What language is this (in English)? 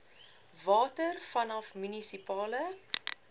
Afrikaans